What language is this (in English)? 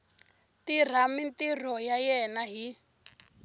Tsonga